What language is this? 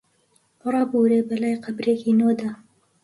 Central Kurdish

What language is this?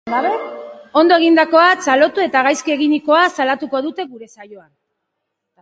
Basque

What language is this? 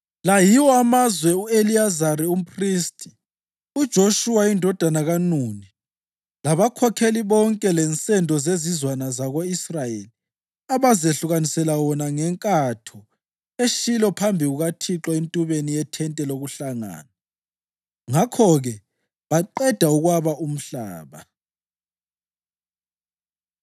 North Ndebele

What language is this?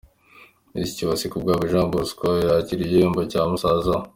Kinyarwanda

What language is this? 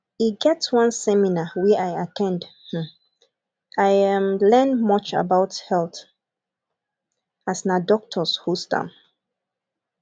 Nigerian Pidgin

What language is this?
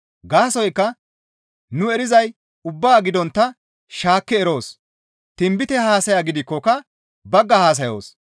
Gamo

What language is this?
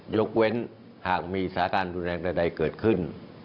Thai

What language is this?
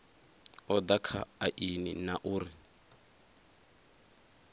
Venda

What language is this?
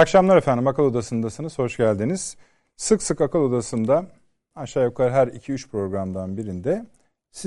Turkish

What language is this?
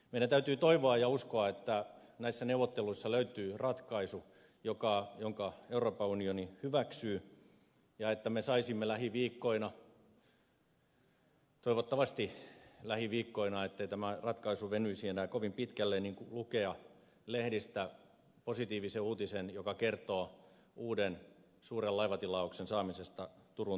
Finnish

